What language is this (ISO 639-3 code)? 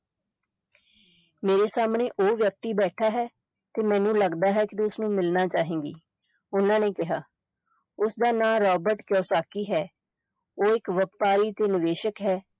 pan